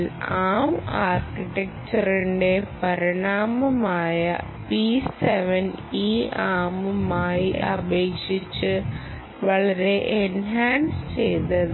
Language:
Malayalam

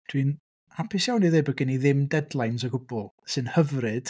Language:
Welsh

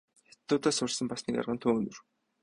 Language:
Mongolian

